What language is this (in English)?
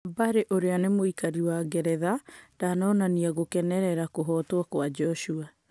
Kikuyu